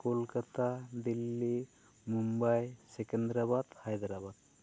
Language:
Santali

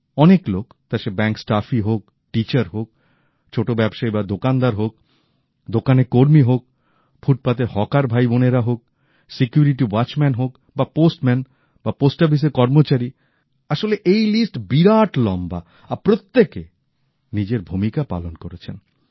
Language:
Bangla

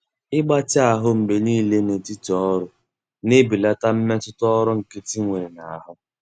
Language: Igbo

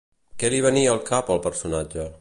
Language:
Catalan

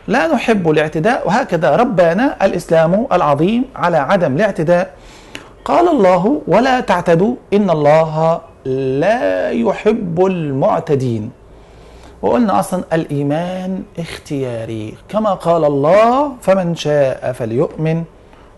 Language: Arabic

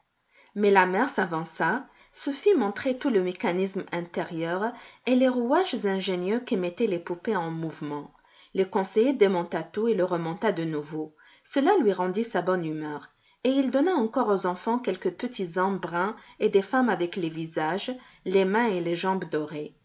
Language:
French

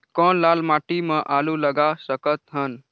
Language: Chhattisgarhi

